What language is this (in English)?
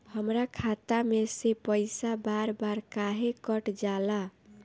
Bhojpuri